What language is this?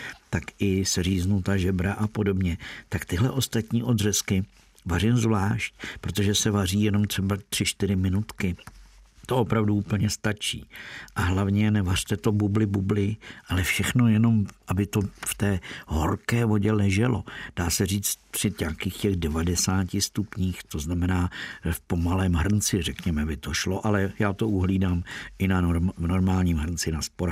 Czech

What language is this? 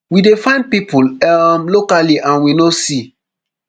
Nigerian Pidgin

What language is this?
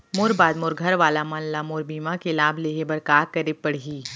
Chhattisgarhi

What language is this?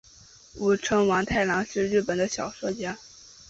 Chinese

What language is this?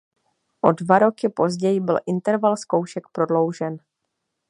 Czech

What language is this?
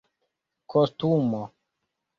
Esperanto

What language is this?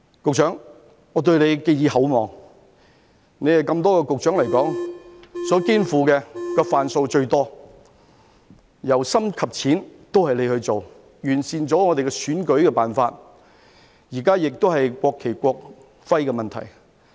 Cantonese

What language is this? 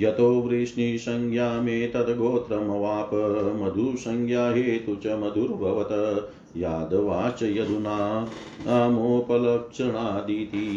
Hindi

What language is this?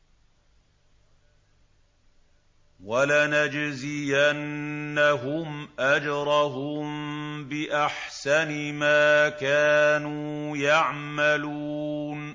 Arabic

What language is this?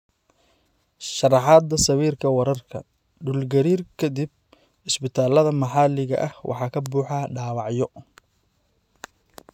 Somali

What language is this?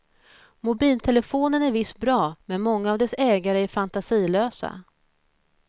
Swedish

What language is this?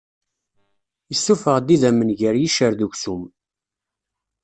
Kabyle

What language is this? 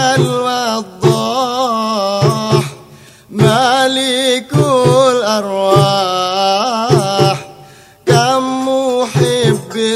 Indonesian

